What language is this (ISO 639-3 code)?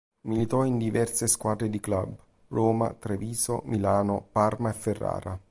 ita